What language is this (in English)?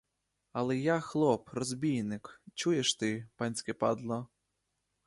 Ukrainian